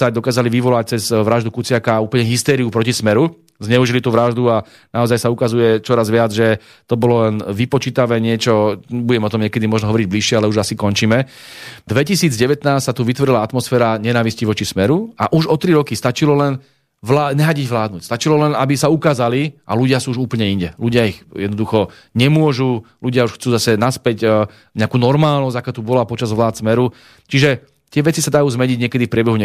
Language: Slovak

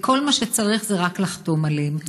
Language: Hebrew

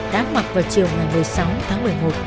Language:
Vietnamese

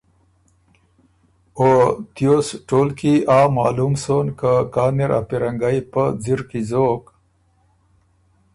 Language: Ormuri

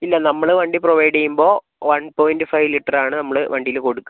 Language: Malayalam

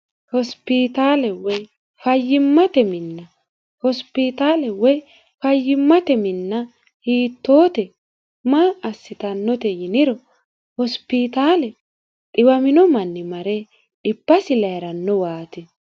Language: Sidamo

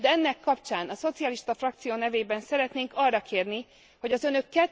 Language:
Hungarian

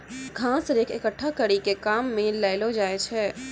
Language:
Maithili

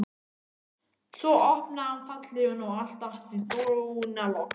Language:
Icelandic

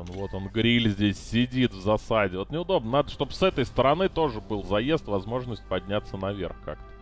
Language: Russian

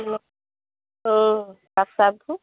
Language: Assamese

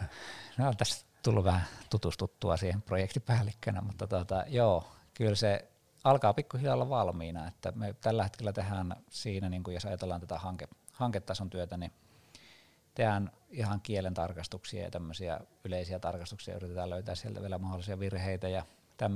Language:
Finnish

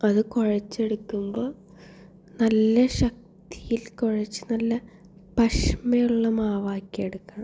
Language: Malayalam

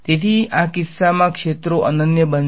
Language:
Gujarati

